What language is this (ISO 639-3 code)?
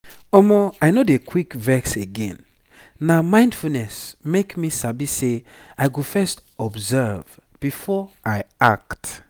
pcm